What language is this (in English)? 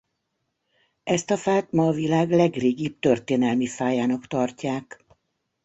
Hungarian